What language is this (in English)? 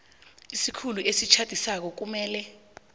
South Ndebele